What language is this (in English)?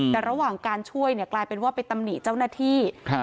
Thai